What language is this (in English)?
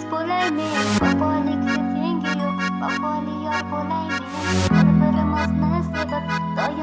Arabic